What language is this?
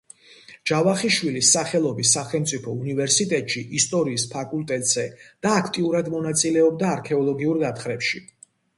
Georgian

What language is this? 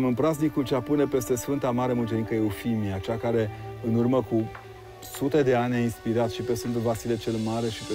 Romanian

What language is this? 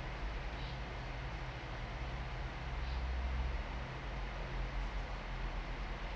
English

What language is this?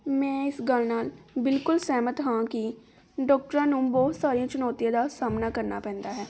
Punjabi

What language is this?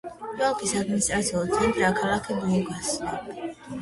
Georgian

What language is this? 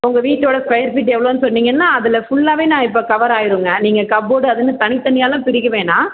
Tamil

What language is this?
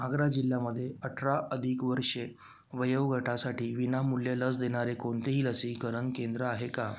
Marathi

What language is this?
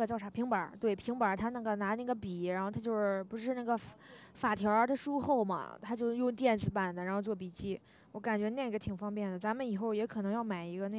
Chinese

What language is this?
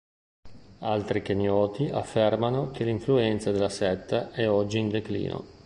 Italian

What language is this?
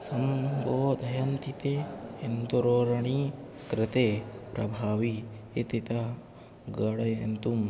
Sanskrit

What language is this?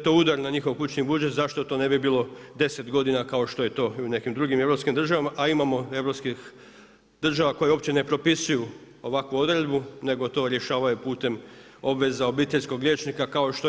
Croatian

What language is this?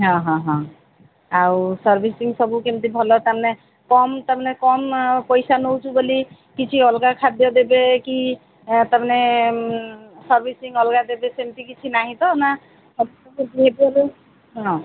Odia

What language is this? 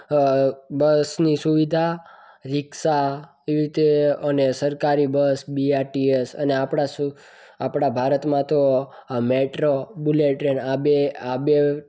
Gujarati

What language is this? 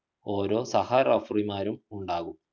Malayalam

